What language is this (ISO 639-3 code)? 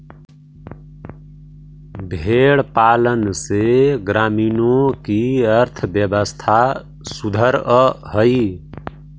mag